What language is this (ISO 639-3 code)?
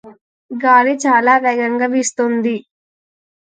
tel